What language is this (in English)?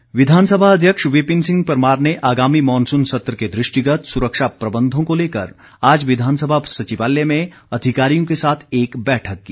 Hindi